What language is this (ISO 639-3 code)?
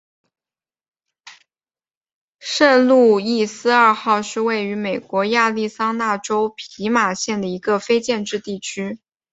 zho